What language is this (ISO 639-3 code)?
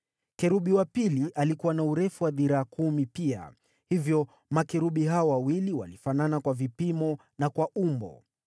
swa